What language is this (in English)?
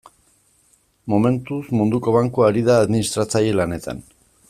Basque